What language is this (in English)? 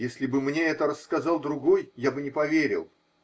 Russian